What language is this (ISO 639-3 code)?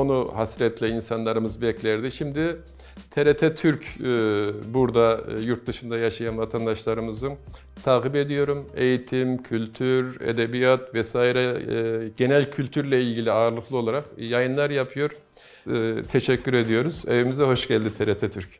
tur